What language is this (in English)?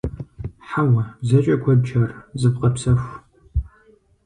Kabardian